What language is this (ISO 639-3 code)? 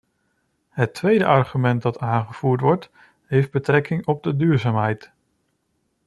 nld